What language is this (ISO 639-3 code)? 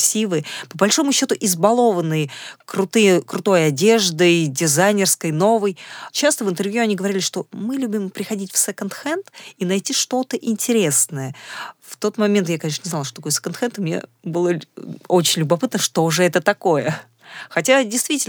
rus